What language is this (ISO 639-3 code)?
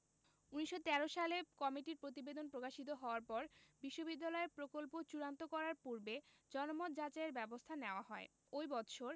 ben